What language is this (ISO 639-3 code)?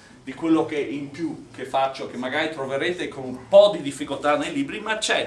ita